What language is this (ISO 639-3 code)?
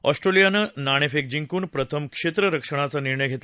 mar